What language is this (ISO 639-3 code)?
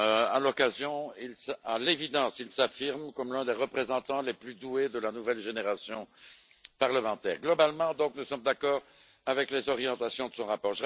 fra